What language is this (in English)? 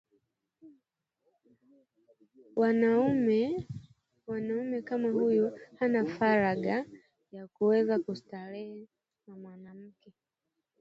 Swahili